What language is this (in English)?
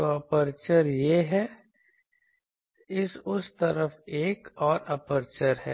Hindi